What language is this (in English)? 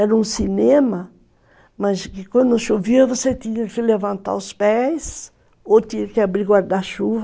Portuguese